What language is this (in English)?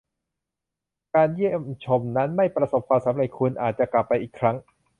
Thai